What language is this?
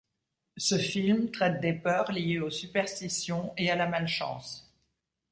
French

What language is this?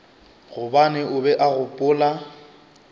Northern Sotho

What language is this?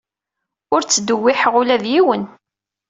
Kabyle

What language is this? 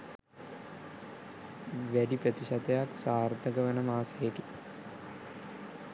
Sinhala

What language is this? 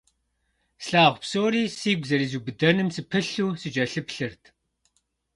Kabardian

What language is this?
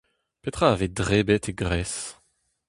Breton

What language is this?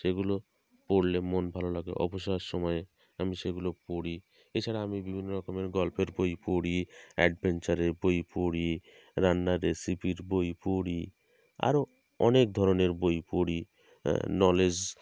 Bangla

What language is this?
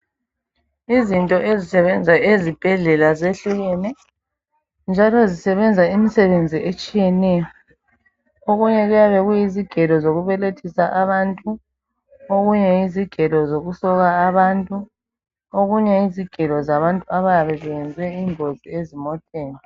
North Ndebele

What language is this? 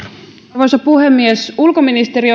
Finnish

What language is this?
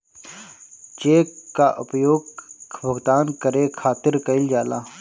Bhojpuri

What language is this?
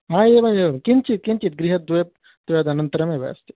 Sanskrit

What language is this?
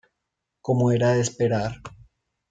Spanish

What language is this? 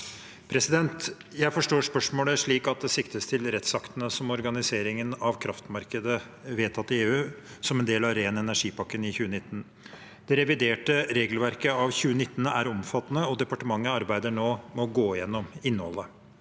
Norwegian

